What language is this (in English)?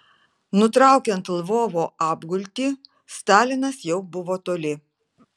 Lithuanian